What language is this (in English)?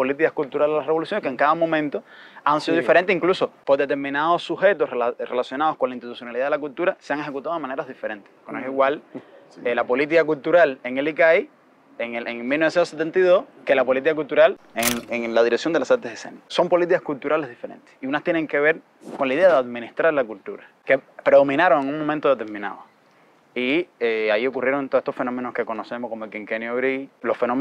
Spanish